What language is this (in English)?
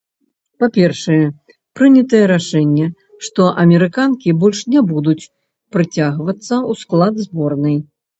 Belarusian